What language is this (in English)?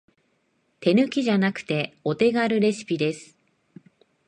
Japanese